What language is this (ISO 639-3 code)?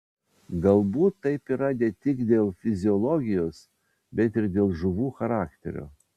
lit